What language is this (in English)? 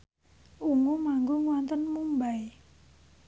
Javanese